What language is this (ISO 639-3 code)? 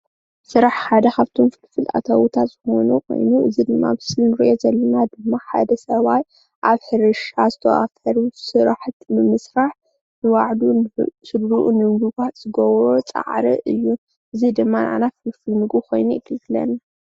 tir